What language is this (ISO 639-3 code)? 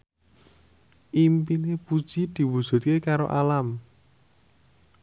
jav